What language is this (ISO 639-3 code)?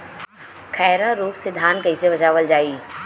bho